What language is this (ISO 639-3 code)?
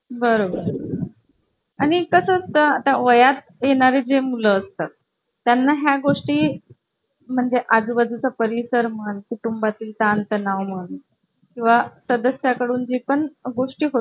mar